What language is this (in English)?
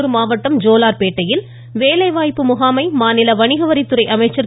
Tamil